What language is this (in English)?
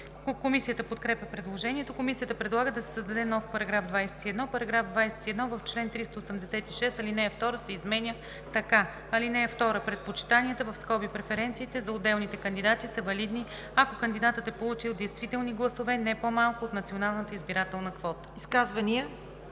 Bulgarian